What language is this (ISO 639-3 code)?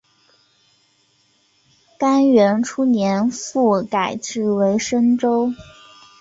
zho